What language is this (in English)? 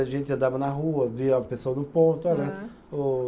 Portuguese